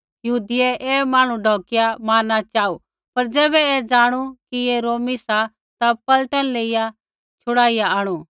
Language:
Kullu Pahari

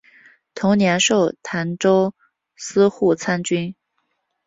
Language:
Chinese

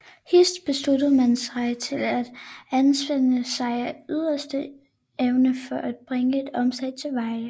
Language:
Danish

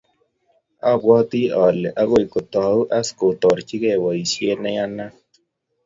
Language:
Kalenjin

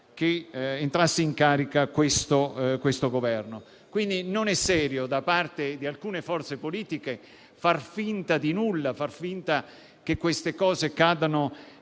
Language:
Italian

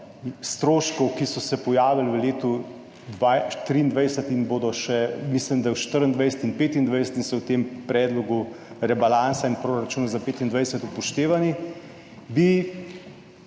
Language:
Slovenian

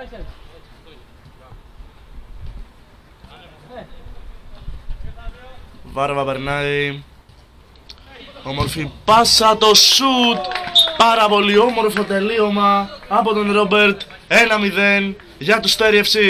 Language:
Greek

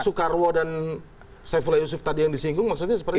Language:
Indonesian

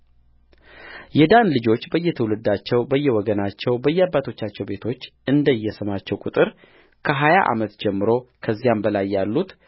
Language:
Amharic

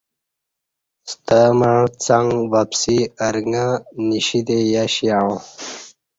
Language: Kati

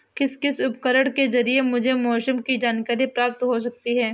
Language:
Hindi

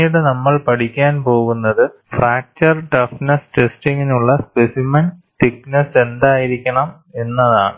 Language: Malayalam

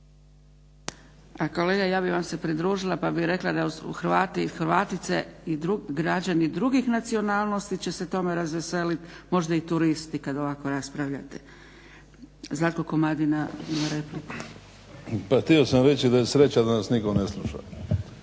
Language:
Croatian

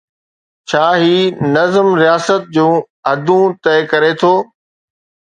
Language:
Sindhi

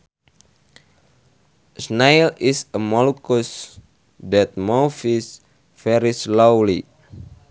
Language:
Sundanese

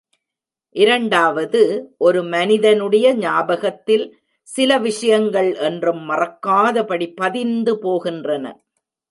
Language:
Tamil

